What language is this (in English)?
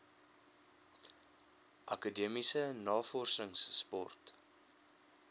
Afrikaans